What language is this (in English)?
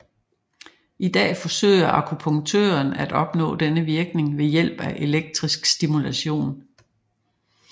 Danish